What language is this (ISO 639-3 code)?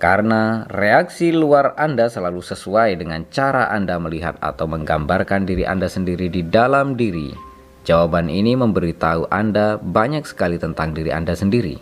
ind